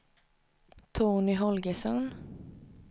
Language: Swedish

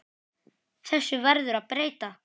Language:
Icelandic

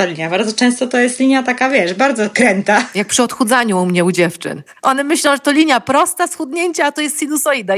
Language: Polish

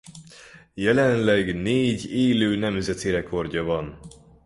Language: Hungarian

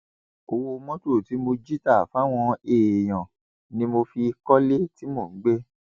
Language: Yoruba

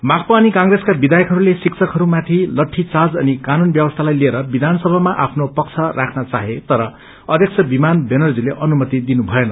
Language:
Nepali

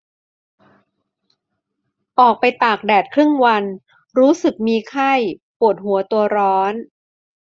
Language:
Thai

